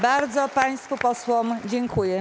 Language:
Polish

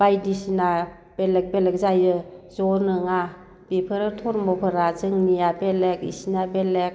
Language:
Bodo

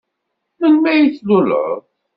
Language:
Kabyle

